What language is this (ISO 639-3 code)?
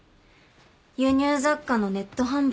jpn